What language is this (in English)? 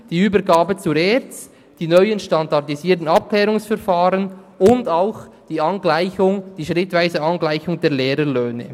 Swiss German